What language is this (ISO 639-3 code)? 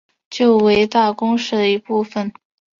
zho